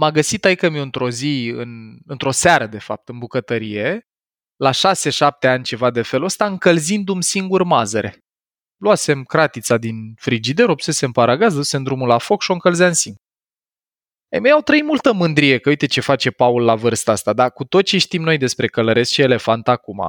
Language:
Romanian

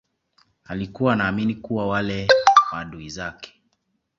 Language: Swahili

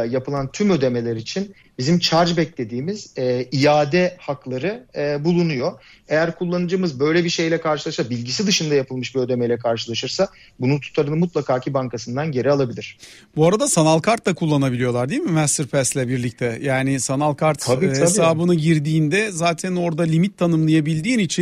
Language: Turkish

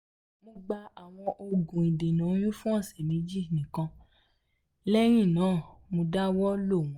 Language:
Yoruba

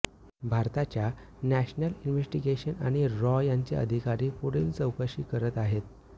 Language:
Marathi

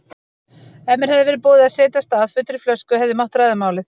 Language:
Icelandic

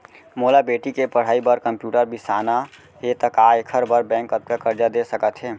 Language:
Chhattisgarhi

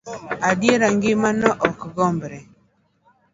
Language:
Luo (Kenya and Tanzania)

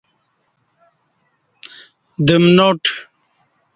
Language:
Kati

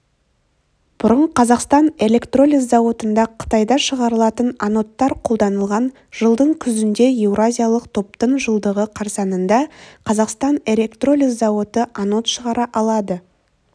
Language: Kazakh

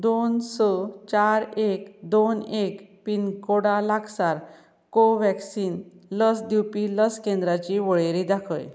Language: Konkani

